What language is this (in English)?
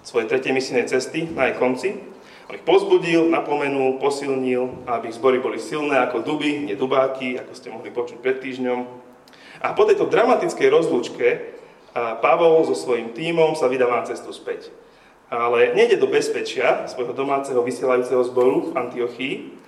Slovak